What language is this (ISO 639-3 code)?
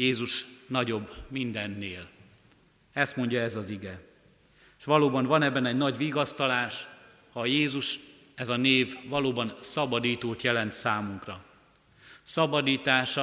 hun